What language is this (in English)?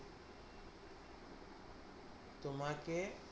Bangla